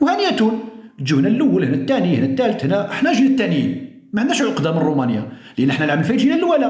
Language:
Arabic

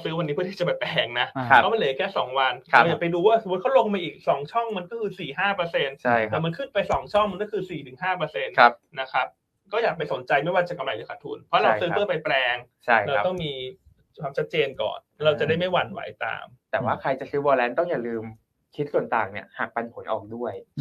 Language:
Thai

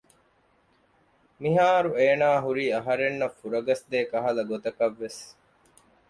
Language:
Divehi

